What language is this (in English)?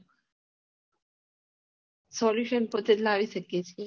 Gujarati